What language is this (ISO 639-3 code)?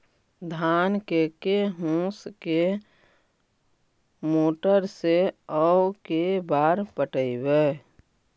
mag